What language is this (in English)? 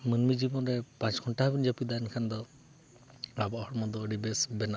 Santali